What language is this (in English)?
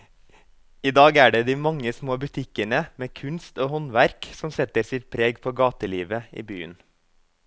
Norwegian